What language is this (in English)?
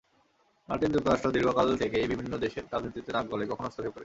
Bangla